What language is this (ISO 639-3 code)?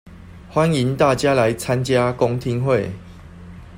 zho